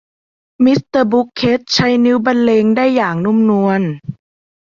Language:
Thai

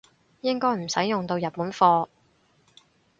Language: Cantonese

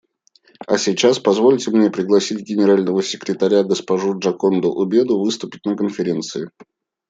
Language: Russian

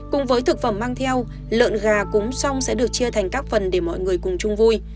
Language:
Vietnamese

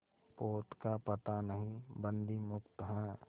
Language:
Hindi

